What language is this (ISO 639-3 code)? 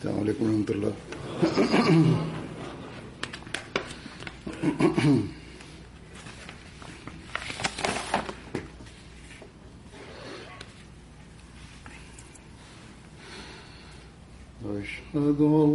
swa